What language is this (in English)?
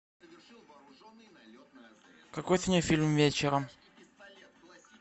Russian